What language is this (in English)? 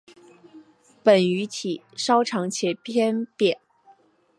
Chinese